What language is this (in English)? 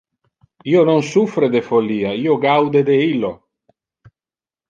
Interlingua